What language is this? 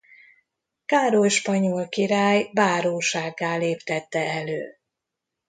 Hungarian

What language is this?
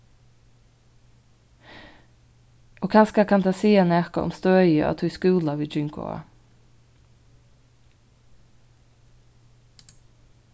Faroese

